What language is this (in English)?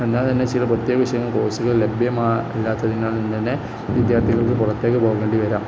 Malayalam